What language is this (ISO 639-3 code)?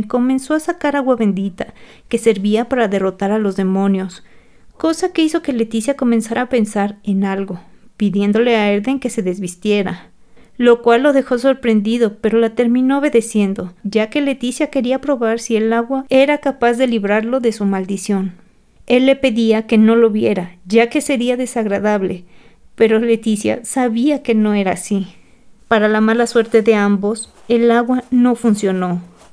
spa